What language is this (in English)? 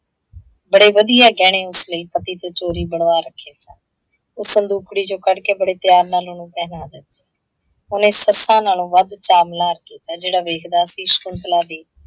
Punjabi